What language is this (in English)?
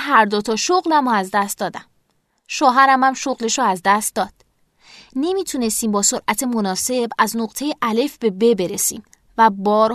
Persian